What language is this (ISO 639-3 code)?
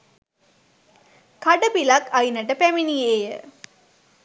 sin